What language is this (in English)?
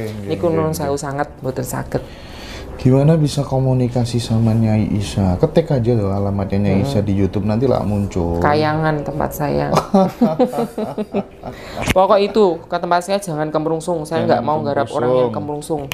Indonesian